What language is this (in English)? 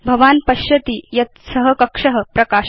Sanskrit